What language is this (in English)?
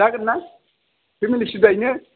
Bodo